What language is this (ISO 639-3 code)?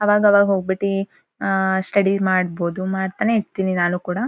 kan